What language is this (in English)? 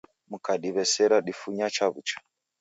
Taita